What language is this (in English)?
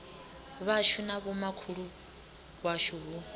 Venda